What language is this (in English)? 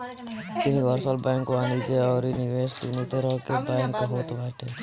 Bhojpuri